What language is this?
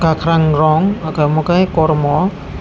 Kok Borok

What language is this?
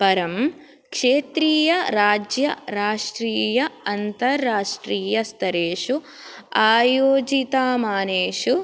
Sanskrit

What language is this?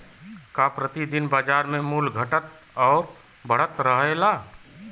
Bhojpuri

